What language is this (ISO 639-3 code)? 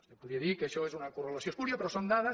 cat